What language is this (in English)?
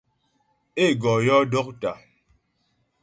Ghomala